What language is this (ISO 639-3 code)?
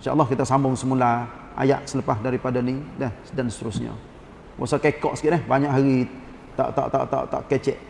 msa